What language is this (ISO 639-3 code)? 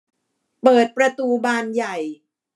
tha